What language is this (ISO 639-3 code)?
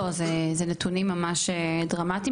heb